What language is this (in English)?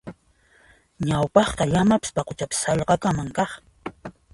Puno Quechua